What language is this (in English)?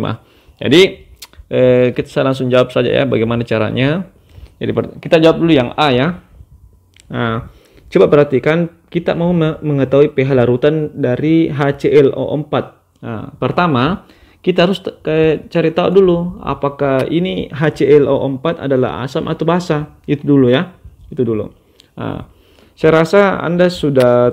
Indonesian